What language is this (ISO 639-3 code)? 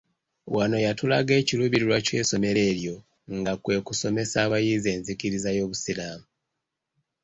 lug